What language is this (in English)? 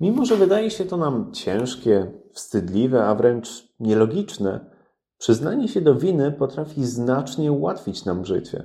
Polish